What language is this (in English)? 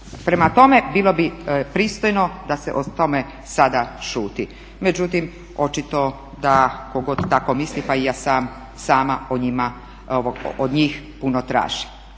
Croatian